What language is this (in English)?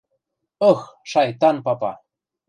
Western Mari